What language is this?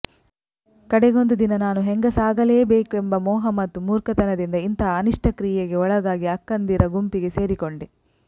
Kannada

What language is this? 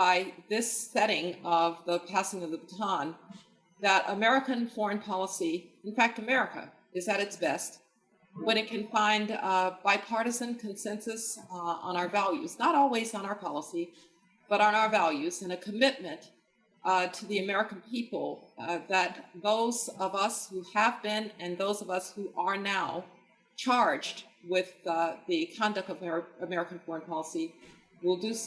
English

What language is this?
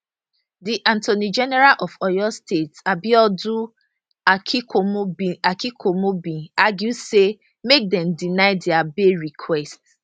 Nigerian Pidgin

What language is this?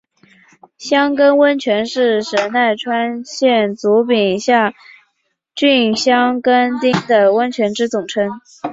Chinese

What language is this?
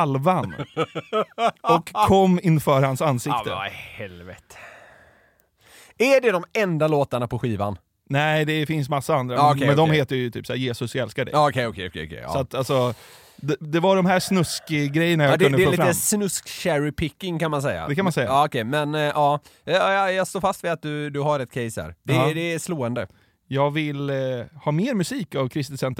Swedish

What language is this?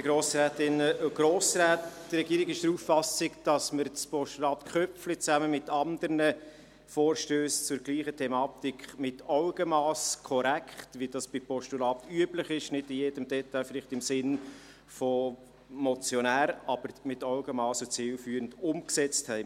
Swiss German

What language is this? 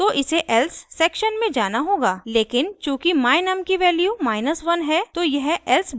Hindi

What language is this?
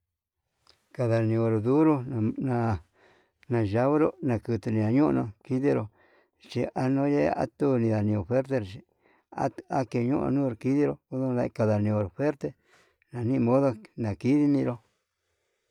Yutanduchi Mixtec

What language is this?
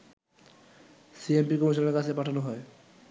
Bangla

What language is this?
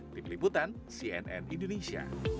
Indonesian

